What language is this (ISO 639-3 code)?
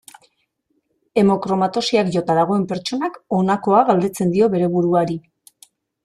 eus